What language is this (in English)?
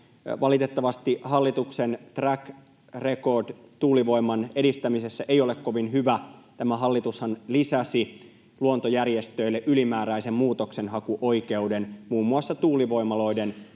Finnish